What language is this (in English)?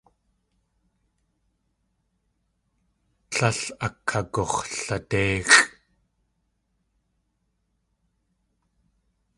Tlingit